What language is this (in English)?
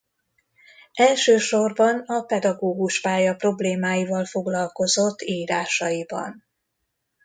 Hungarian